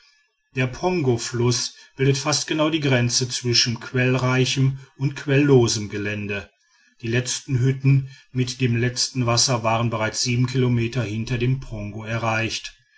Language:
German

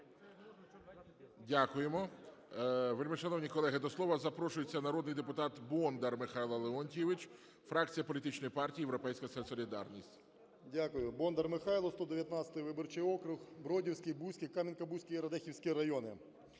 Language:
Ukrainian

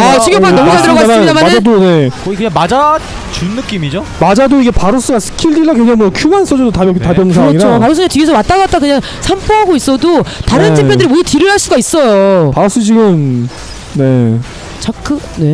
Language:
Korean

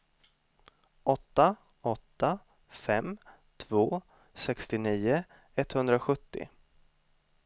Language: Swedish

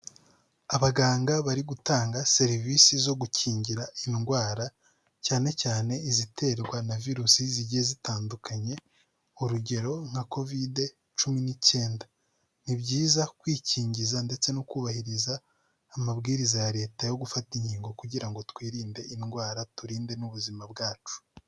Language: Kinyarwanda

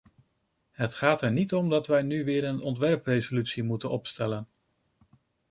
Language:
Dutch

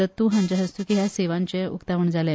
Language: Konkani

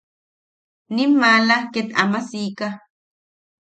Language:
Yaqui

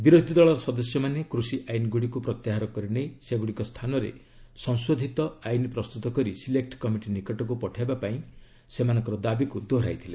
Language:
Odia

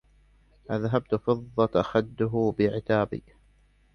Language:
Arabic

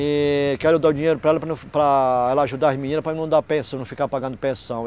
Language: Portuguese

